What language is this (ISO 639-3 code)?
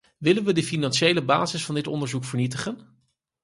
nld